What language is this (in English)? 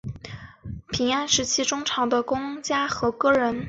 Chinese